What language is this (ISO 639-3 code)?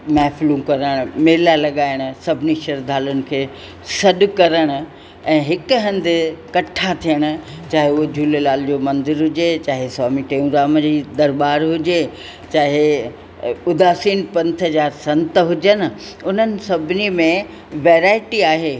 snd